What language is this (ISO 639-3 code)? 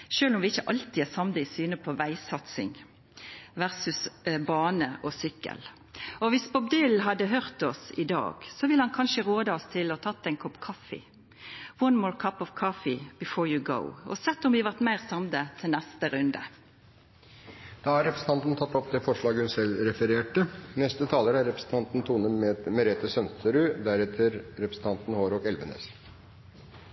nno